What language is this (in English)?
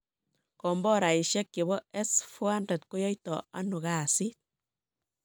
Kalenjin